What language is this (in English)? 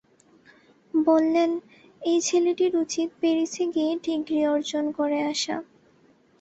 Bangla